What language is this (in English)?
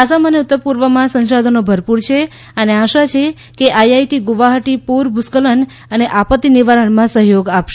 Gujarati